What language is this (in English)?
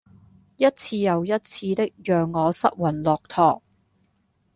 Cantonese